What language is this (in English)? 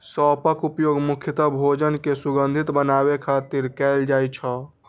Maithili